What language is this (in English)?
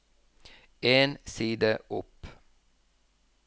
Norwegian